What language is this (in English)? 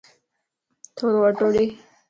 Lasi